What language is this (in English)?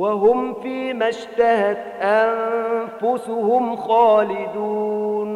Arabic